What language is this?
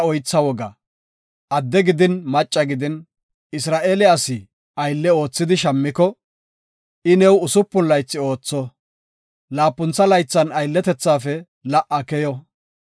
Gofa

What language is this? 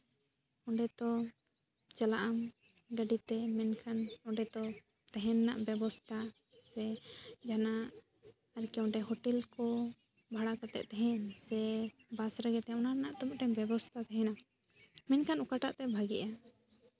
Santali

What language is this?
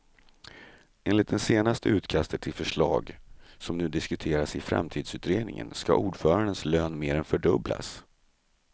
Swedish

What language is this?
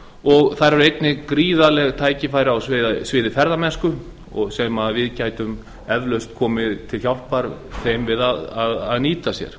Icelandic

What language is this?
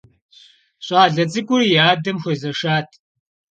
Kabardian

